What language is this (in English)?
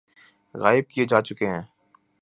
Urdu